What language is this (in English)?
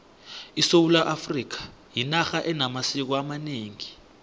South Ndebele